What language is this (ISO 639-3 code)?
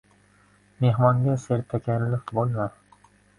uzb